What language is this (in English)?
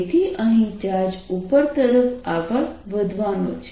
Gujarati